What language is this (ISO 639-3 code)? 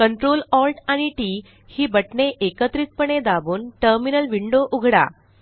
mar